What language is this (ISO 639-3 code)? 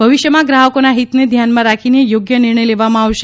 guj